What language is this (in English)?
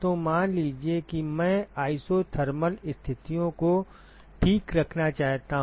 Hindi